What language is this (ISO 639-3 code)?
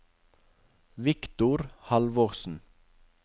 nor